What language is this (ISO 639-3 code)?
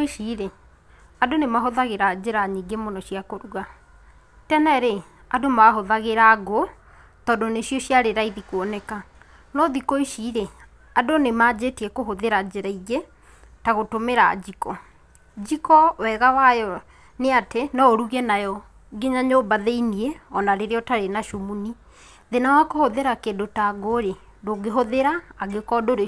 kik